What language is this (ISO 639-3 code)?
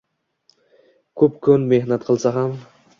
uzb